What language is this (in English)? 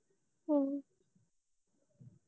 Punjabi